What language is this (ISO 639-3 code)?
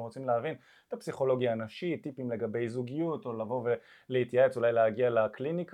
heb